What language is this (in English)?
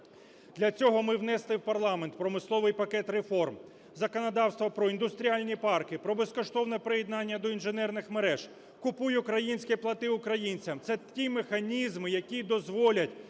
Ukrainian